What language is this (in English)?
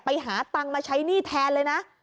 Thai